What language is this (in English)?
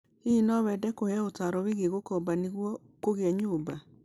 Kikuyu